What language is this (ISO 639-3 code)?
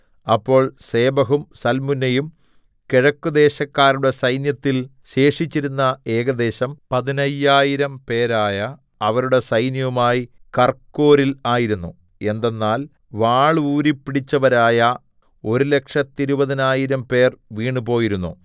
mal